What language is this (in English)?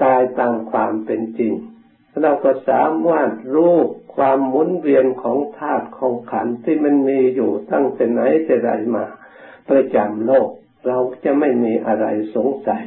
Thai